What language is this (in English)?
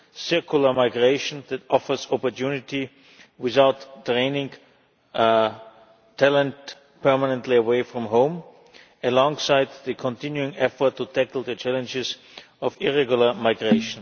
English